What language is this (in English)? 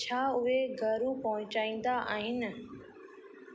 Sindhi